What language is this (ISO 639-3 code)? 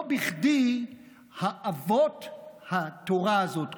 heb